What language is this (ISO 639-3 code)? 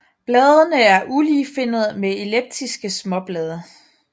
dan